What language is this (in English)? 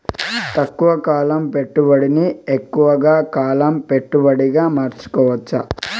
Telugu